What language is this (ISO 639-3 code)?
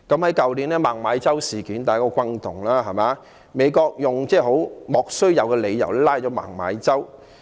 yue